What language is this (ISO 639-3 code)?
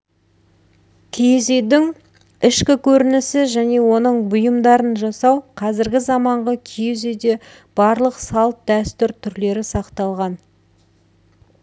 kaz